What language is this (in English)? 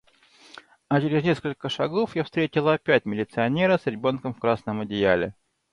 Russian